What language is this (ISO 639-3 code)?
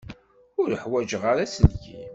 kab